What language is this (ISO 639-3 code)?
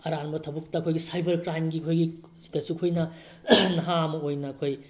mni